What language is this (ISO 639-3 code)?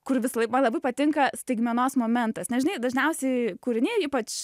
lit